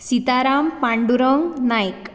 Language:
Konkani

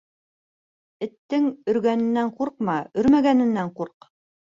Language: Bashkir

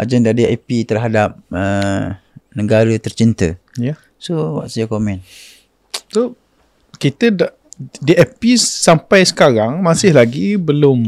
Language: Malay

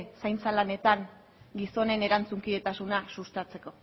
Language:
Basque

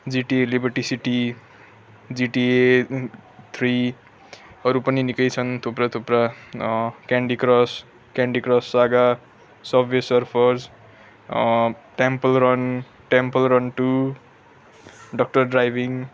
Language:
Nepali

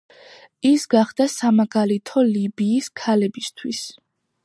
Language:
Georgian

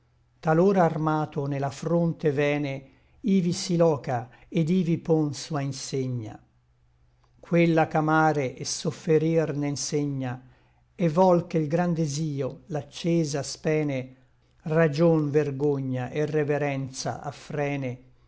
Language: Italian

